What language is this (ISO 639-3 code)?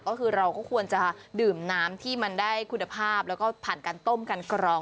tha